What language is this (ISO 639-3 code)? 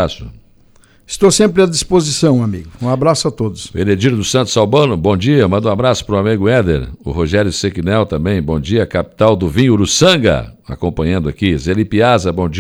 por